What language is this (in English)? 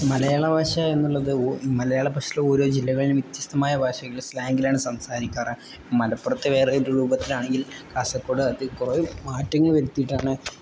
Malayalam